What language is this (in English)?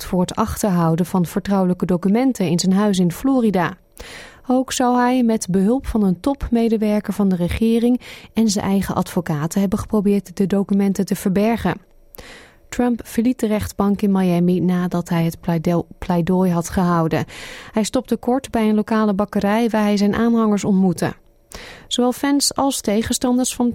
Dutch